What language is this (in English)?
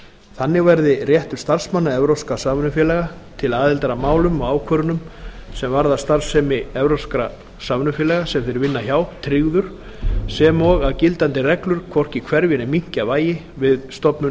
Icelandic